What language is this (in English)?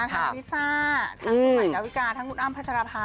Thai